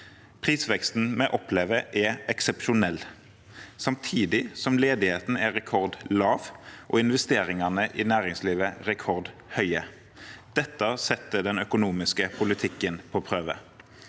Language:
Norwegian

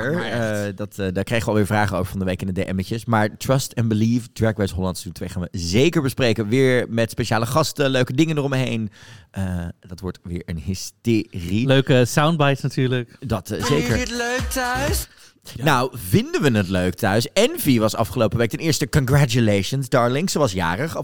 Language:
Dutch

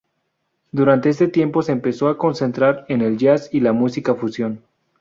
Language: Spanish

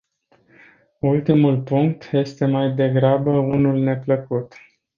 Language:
Romanian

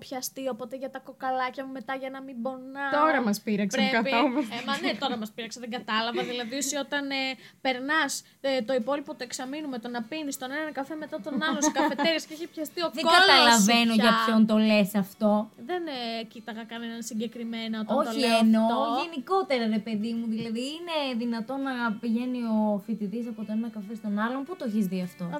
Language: Greek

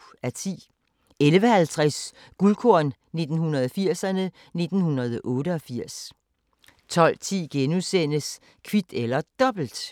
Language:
Danish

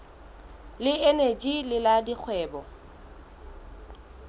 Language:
Southern Sotho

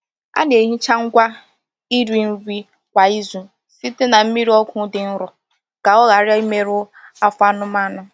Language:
Igbo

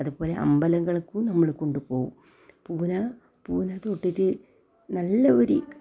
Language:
Malayalam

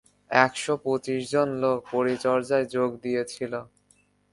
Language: Bangla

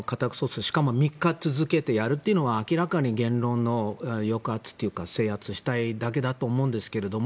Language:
Japanese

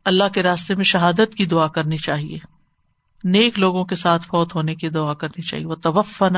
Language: Urdu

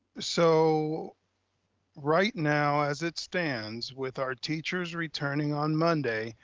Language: English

